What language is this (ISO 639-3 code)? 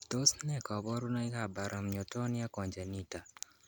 kln